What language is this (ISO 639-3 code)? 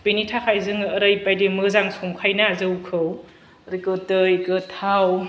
brx